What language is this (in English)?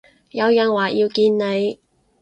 Cantonese